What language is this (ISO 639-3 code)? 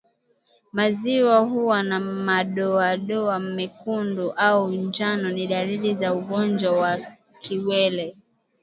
swa